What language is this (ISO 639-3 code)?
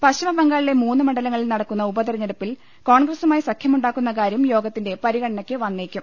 mal